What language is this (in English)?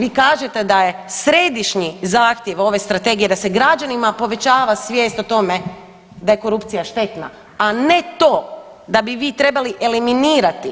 Croatian